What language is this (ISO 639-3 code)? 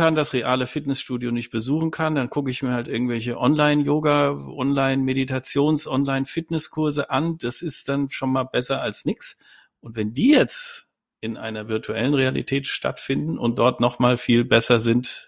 deu